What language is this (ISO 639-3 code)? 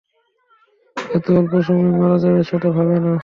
ben